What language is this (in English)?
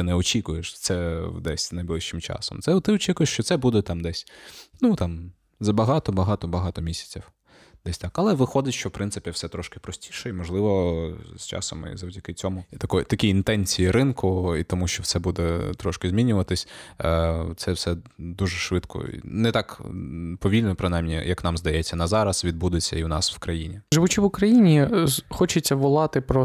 Ukrainian